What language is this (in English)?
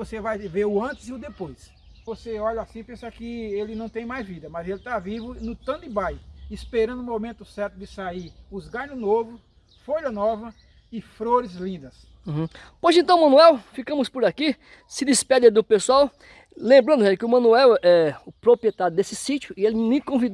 Portuguese